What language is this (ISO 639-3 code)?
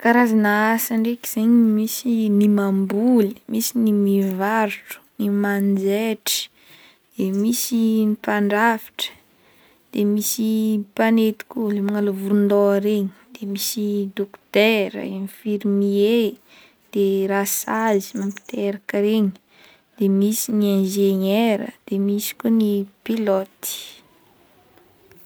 bmm